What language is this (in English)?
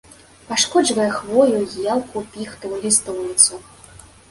Belarusian